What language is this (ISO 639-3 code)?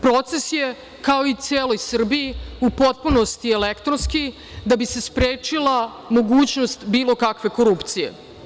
srp